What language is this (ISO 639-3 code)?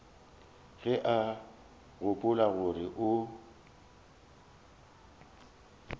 nso